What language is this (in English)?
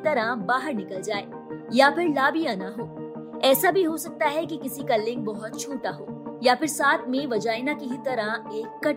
Hindi